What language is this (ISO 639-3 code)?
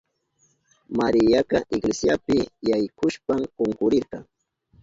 qup